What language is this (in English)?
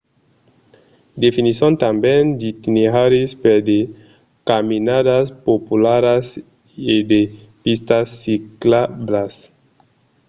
Occitan